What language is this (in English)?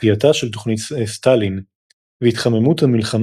Hebrew